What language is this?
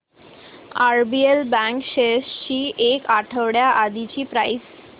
Marathi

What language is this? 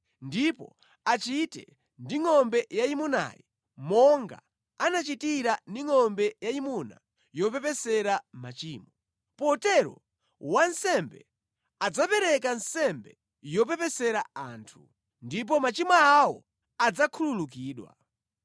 Nyanja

